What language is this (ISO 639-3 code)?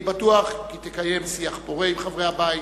heb